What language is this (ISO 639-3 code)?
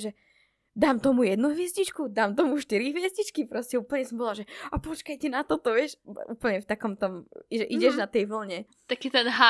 slk